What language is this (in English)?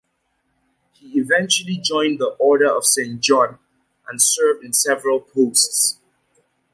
English